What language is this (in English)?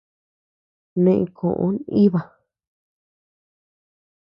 Tepeuxila Cuicatec